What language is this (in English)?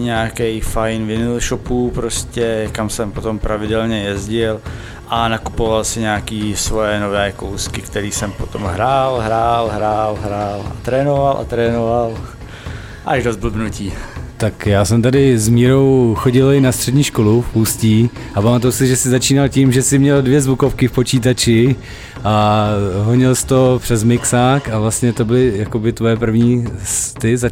Czech